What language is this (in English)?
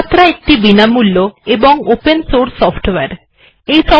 Bangla